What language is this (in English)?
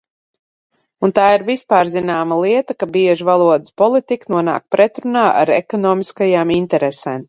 Latvian